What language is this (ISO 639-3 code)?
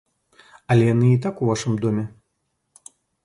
bel